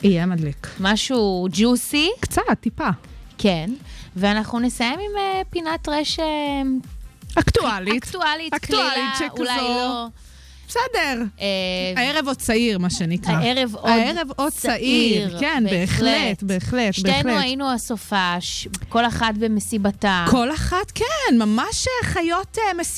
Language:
Hebrew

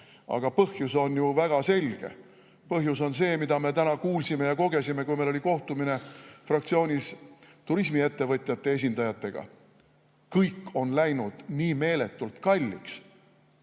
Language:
Estonian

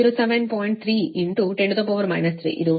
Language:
Kannada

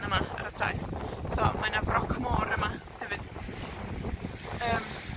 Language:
Welsh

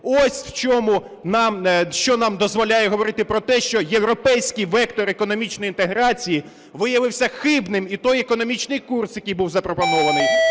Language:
Ukrainian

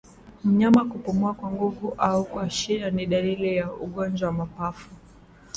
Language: Swahili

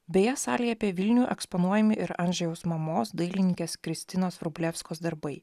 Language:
Lithuanian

